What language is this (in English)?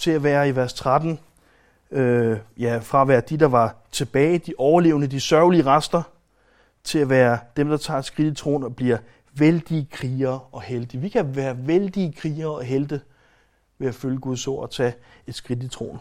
Danish